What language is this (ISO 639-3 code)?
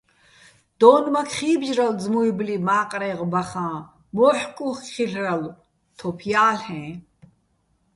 bbl